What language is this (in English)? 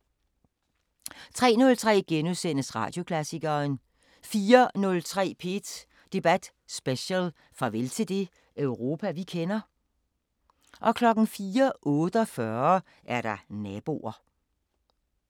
Danish